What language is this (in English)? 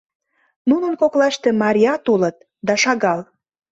Mari